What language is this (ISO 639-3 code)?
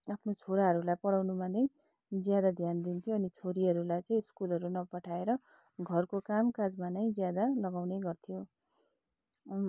nep